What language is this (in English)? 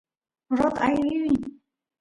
Santiago del Estero Quichua